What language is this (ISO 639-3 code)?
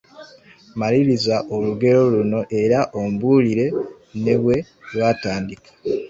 lug